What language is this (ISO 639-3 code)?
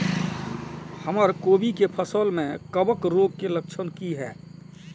mai